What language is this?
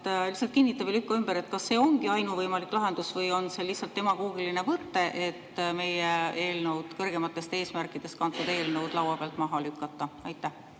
Estonian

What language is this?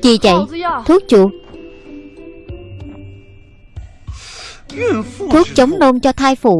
Vietnamese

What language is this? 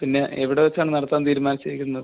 Malayalam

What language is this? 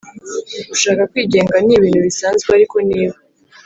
Kinyarwanda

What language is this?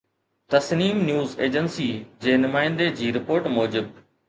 Sindhi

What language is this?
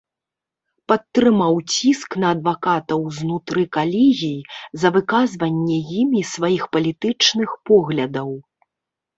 Belarusian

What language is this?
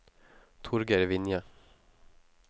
Norwegian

